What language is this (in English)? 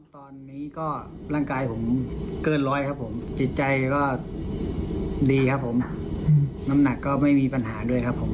Thai